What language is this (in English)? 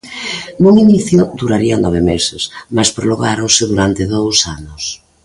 Galician